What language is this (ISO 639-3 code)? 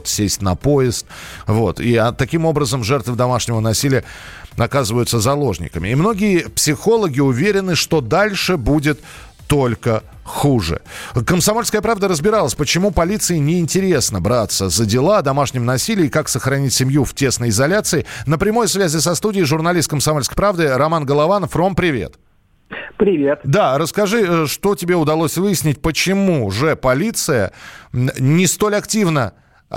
rus